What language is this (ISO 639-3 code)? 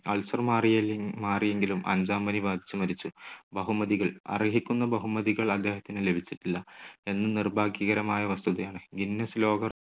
mal